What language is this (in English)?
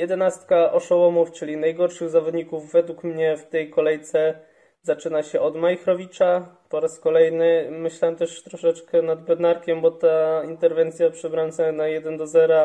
Polish